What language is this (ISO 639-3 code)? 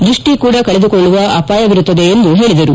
kan